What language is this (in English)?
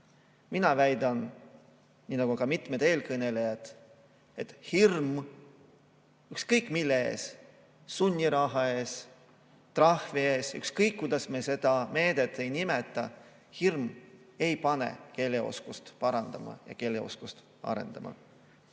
Estonian